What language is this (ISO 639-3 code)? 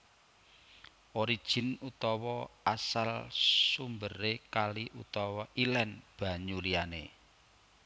jav